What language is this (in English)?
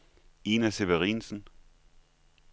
Danish